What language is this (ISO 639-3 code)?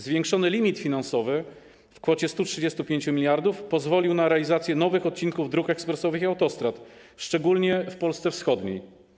pol